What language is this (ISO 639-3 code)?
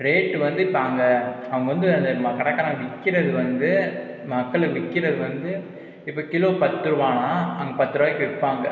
tam